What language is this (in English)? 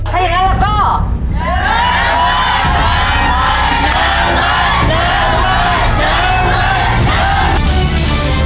Thai